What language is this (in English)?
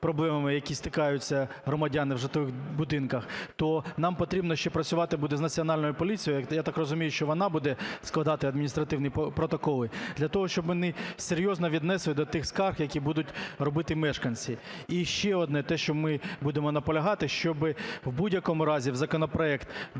Ukrainian